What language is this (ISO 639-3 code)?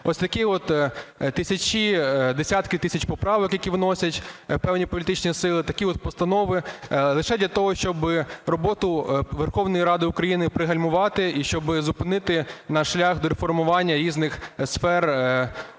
ukr